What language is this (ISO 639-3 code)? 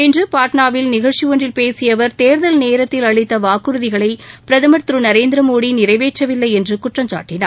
tam